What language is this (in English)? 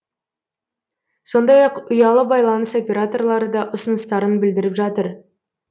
Kazakh